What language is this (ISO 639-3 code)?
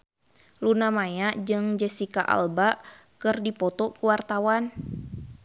sun